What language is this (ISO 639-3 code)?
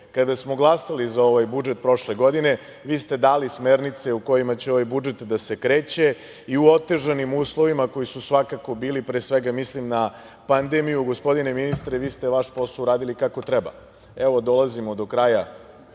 srp